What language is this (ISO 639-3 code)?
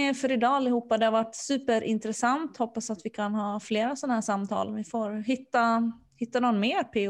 swe